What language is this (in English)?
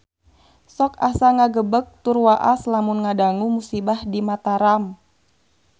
Sundanese